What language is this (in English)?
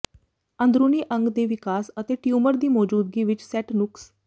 Punjabi